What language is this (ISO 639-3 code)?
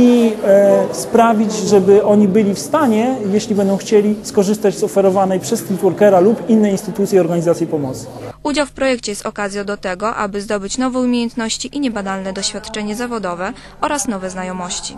pol